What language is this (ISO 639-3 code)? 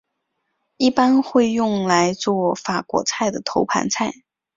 zho